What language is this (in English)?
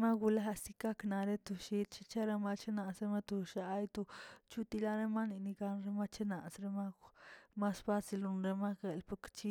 Tilquiapan Zapotec